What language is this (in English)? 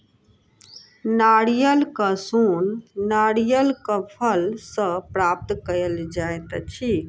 Maithili